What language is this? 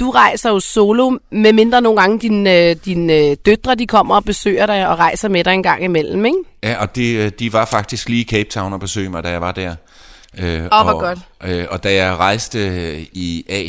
Danish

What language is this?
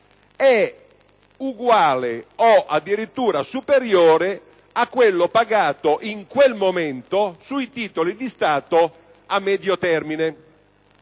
Italian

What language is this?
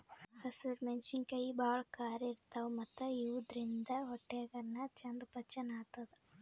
Kannada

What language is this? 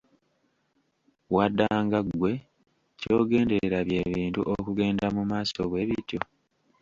Ganda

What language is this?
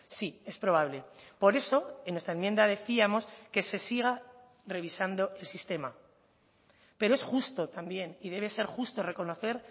Spanish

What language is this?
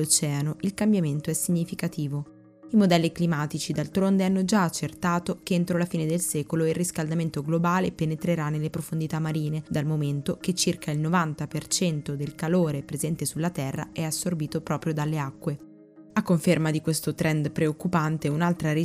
Italian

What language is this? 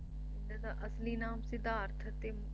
Punjabi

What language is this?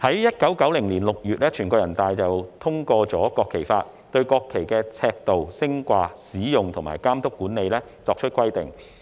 Cantonese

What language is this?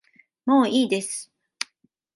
Japanese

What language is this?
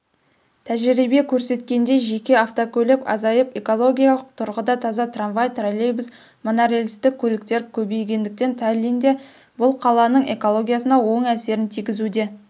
Kazakh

